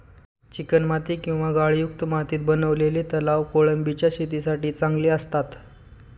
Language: Marathi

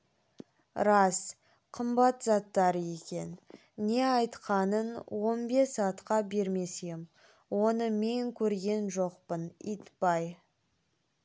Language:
Kazakh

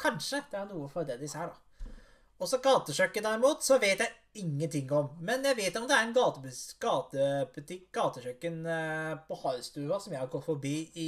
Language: Norwegian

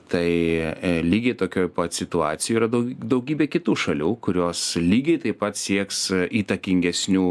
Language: Lithuanian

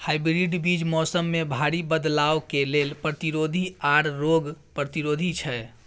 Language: Maithili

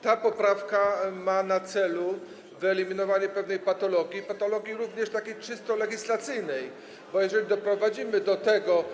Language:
Polish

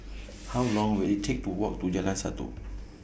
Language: English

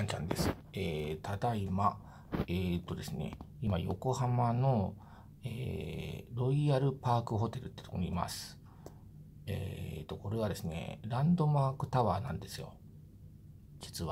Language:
Japanese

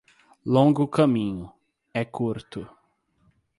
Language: Portuguese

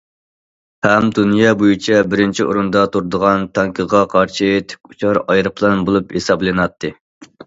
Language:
Uyghur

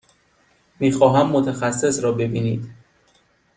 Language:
Persian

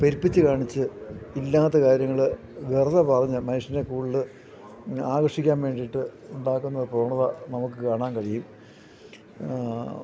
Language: Malayalam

